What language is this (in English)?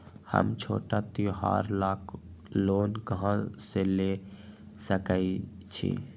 Magahi